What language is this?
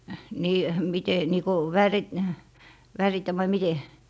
Finnish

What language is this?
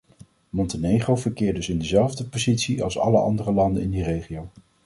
Dutch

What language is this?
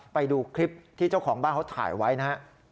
Thai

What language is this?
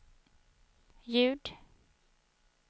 Swedish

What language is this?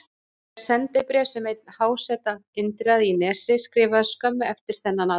Icelandic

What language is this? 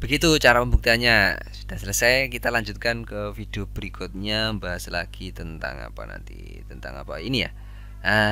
Indonesian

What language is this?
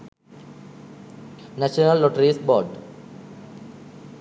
Sinhala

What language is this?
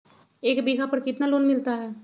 Magahi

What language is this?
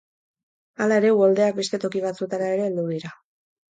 Basque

